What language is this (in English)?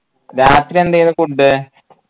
Malayalam